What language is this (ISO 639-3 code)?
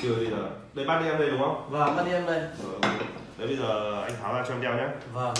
vie